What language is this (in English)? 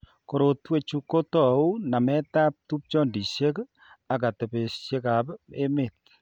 Kalenjin